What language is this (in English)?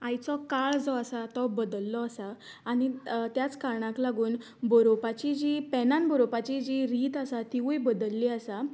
Konkani